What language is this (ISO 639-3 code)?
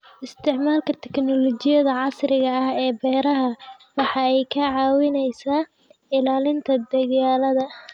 som